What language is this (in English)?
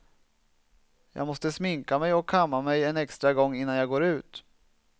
Swedish